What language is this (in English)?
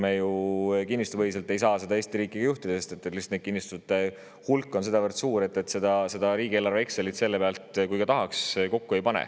Estonian